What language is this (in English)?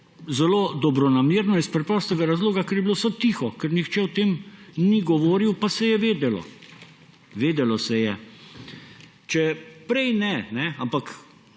Slovenian